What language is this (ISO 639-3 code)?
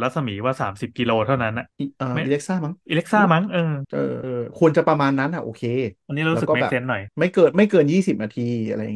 tha